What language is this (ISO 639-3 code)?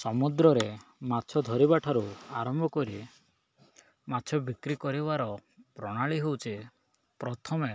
ori